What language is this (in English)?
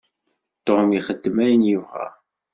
Kabyle